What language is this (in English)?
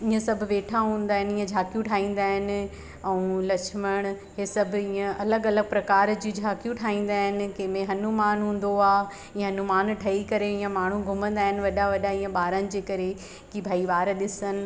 Sindhi